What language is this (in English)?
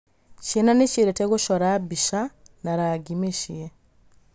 Kikuyu